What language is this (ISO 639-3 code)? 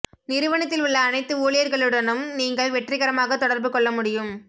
tam